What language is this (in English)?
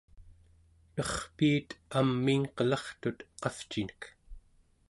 Central Yupik